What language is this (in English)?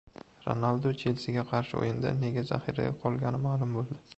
Uzbek